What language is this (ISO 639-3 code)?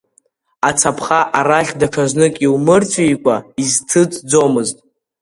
abk